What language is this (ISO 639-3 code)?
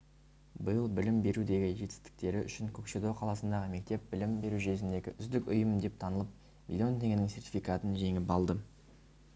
kaz